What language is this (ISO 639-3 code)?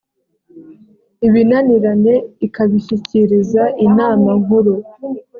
kin